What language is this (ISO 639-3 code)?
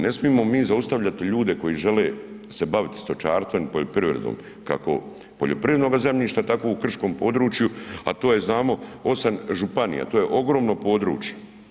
hrv